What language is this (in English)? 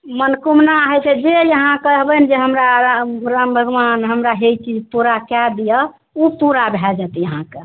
Maithili